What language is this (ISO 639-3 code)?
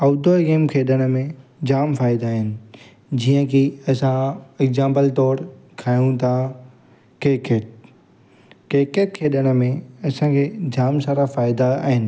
snd